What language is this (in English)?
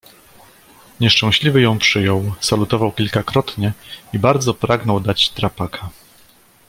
Polish